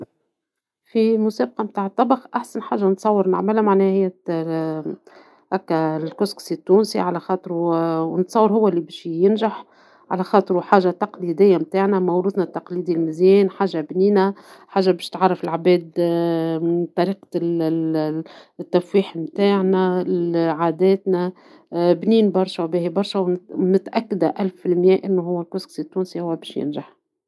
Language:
Tunisian Arabic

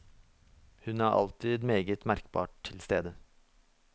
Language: Norwegian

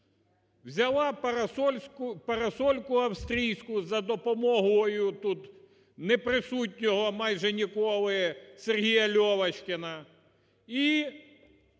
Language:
Ukrainian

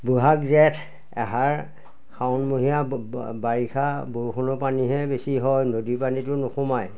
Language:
Assamese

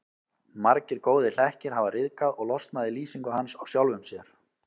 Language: Icelandic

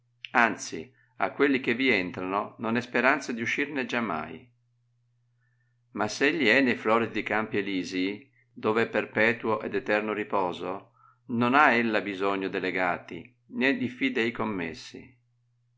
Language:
Italian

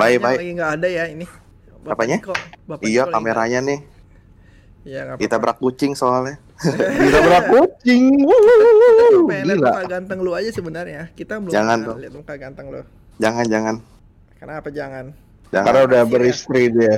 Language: Indonesian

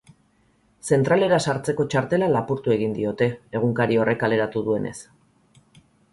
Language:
Basque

